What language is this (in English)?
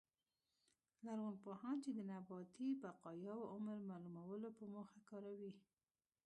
Pashto